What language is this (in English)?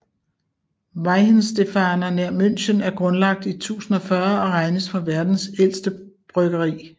Danish